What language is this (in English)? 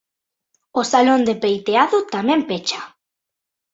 Galician